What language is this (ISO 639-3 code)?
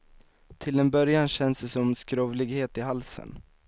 swe